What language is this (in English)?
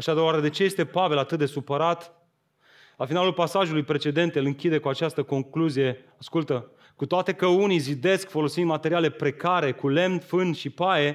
Romanian